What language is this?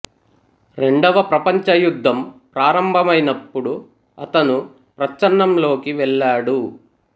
Telugu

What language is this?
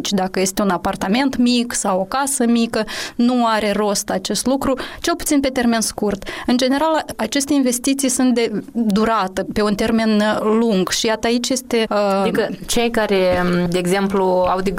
Romanian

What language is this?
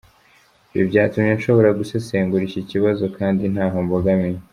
Kinyarwanda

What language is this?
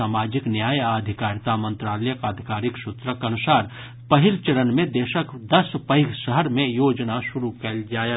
Maithili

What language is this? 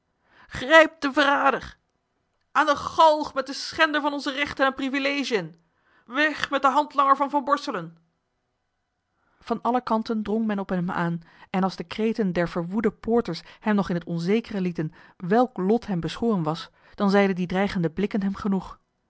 Dutch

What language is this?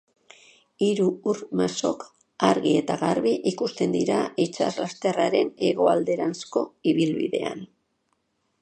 Basque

